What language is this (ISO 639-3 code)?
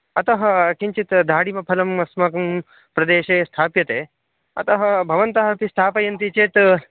san